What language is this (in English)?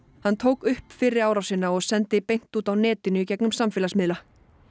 Icelandic